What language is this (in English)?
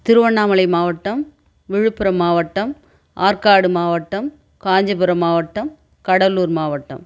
Tamil